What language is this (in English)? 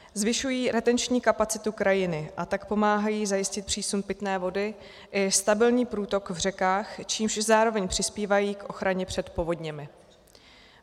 Czech